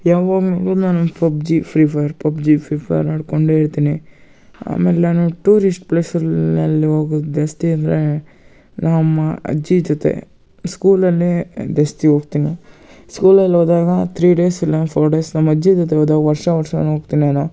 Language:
Kannada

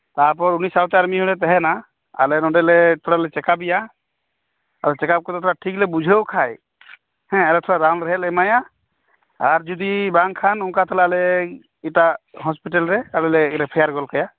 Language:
Santali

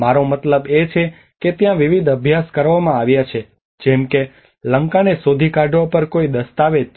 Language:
Gujarati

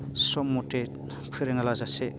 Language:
Bodo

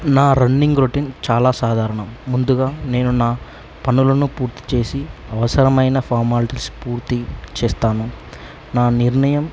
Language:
Telugu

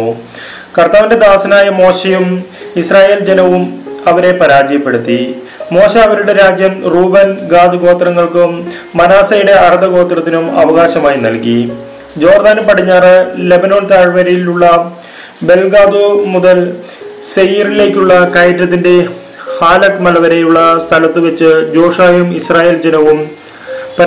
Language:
Malayalam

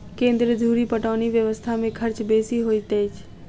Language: Maithili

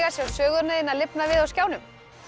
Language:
Icelandic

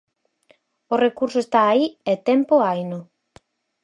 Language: Galician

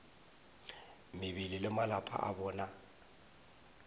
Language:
Northern Sotho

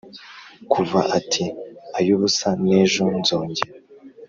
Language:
Kinyarwanda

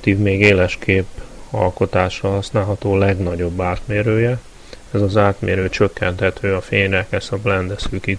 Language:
Hungarian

